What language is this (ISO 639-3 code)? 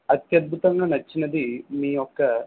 tel